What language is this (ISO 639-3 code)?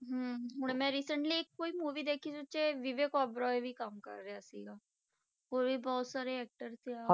pan